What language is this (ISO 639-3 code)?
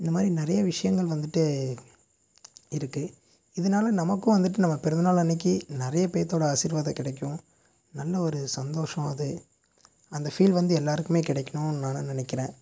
tam